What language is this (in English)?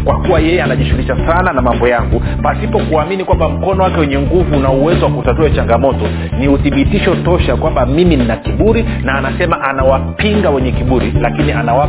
Swahili